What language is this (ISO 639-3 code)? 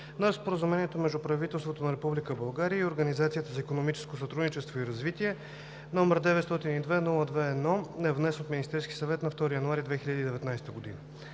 bul